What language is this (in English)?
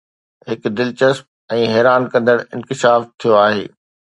Sindhi